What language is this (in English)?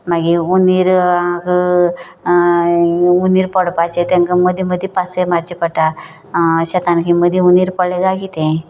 Konkani